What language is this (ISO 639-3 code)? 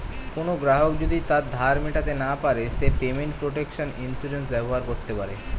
ben